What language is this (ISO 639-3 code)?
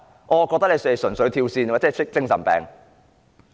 yue